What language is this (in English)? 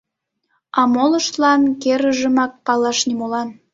Mari